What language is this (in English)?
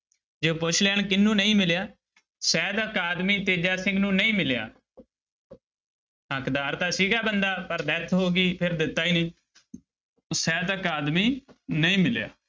Punjabi